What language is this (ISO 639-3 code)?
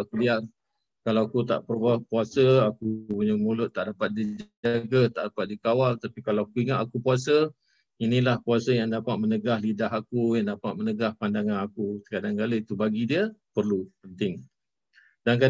msa